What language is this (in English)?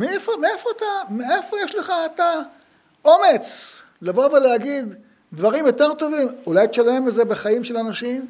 Hebrew